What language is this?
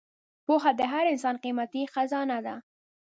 Pashto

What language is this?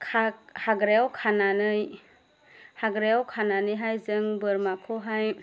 Bodo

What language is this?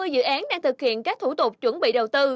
Vietnamese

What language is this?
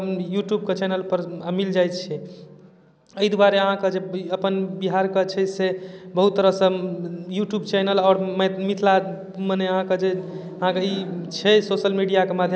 Maithili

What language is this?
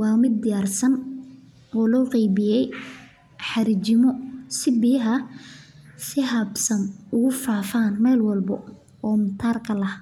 Somali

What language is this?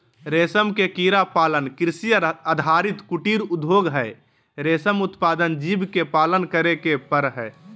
Magahi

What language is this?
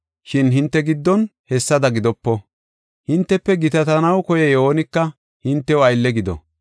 Gofa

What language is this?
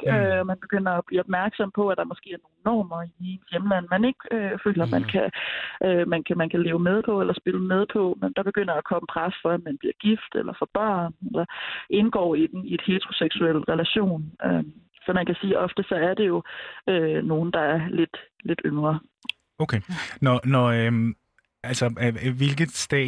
Danish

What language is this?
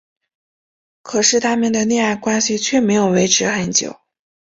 Chinese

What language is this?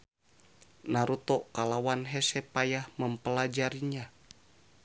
Sundanese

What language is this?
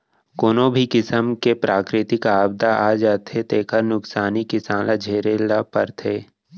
Chhattisgarhi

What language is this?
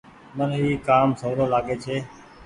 Goaria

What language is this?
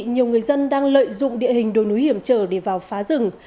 Vietnamese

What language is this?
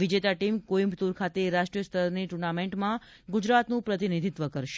Gujarati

